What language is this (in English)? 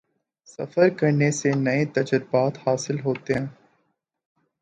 Urdu